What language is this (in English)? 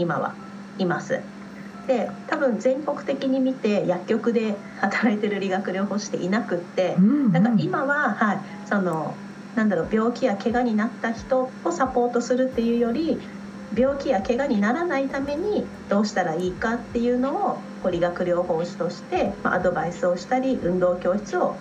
Japanese